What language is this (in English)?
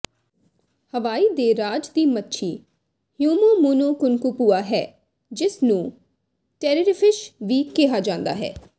Punjabi